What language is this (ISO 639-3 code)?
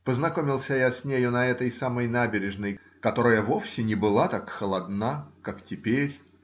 rus